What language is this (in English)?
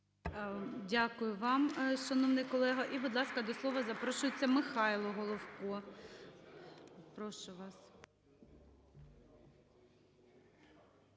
Ukrainian